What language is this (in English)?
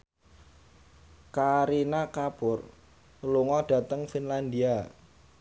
Javanese